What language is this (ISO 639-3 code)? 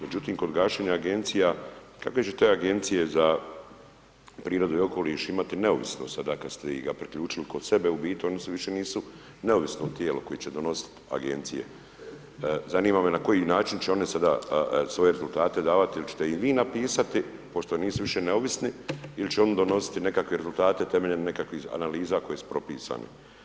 hrv